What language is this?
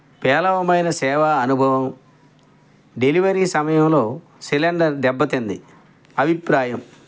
Telugu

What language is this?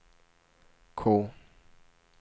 Swedish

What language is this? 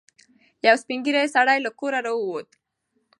Pashto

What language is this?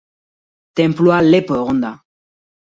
Basque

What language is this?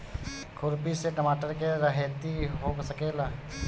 Bhojpuri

